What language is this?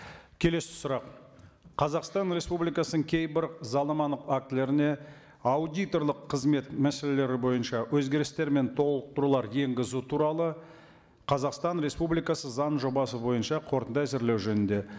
Kazakh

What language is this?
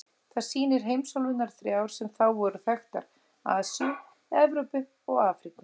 Icelandic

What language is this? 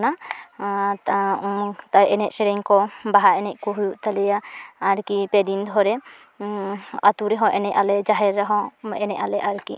Santali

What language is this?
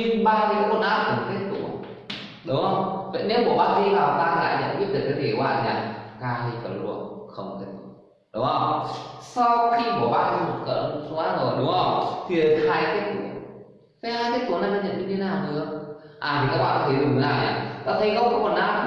Vietnamese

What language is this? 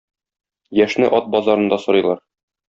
Tatar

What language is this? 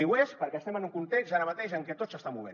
Catalan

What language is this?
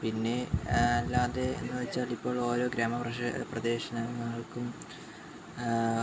Malayalam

